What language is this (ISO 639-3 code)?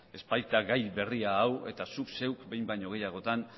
eus